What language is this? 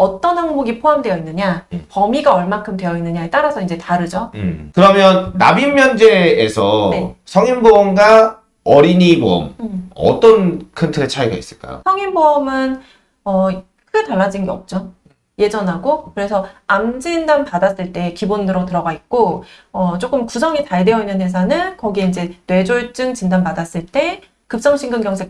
Korean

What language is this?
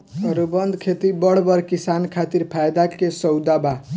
Bhojpuri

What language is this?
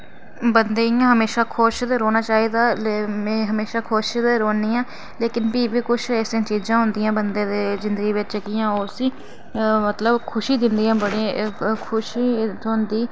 Dogri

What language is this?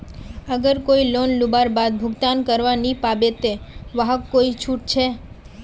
Magahi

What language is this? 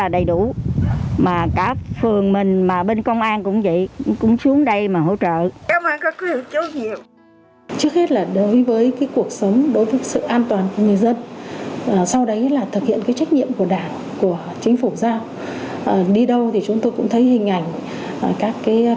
Vietnamese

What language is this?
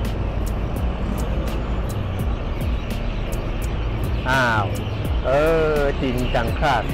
Thai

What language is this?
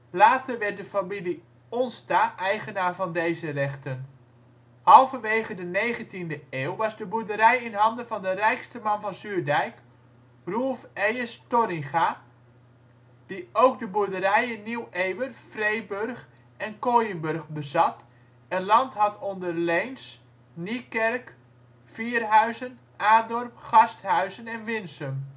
Dutch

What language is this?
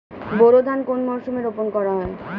Bangla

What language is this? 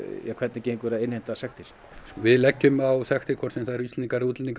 Icelandic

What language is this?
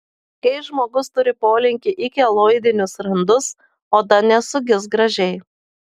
Lithuanian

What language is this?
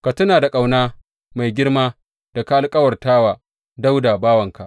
Hausa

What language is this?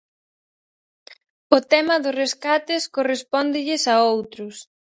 Galician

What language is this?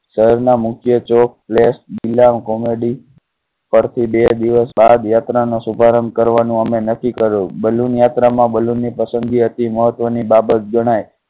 Gujarati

